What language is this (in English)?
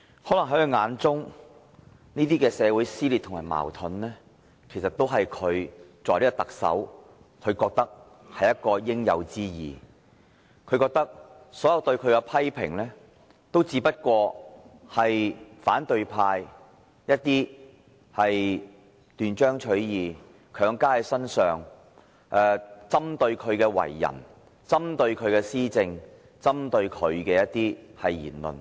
Cantonese